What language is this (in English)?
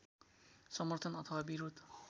Nepali